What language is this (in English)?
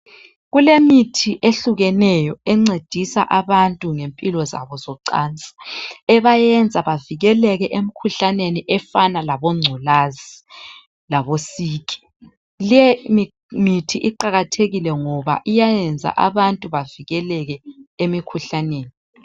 North Ndebele